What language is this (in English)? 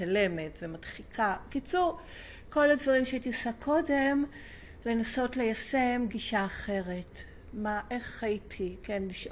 Hebrew